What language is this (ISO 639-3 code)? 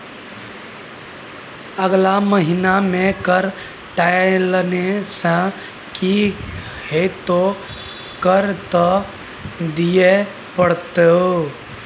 mai